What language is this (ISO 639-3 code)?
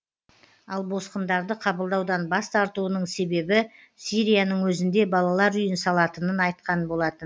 kaz